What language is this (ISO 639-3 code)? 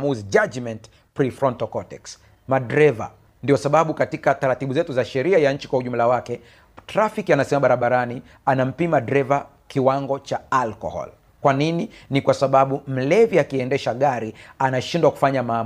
swa